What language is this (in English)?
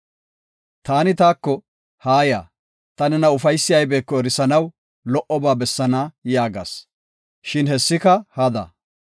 Gofa